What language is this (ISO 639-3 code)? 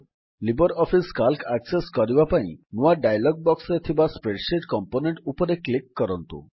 ori